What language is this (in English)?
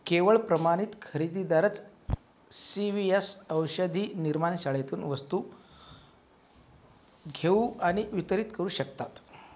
Marathi